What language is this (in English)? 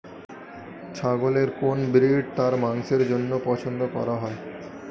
Bangla